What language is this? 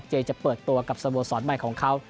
Thai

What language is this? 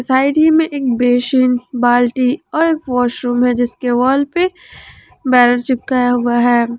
Hindi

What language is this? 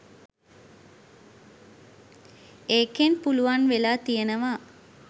Sinhala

